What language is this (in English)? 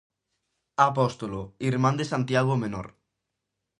Galician